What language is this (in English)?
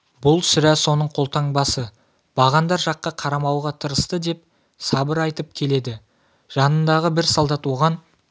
Kazakh